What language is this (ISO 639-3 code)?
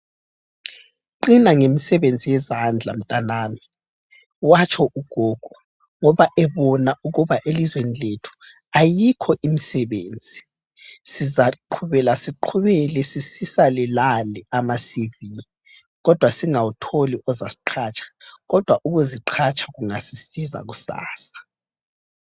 nde